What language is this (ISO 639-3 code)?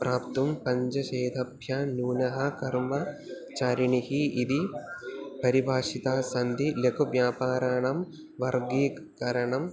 san